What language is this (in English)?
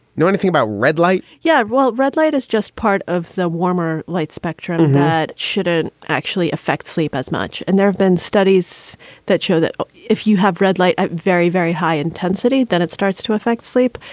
English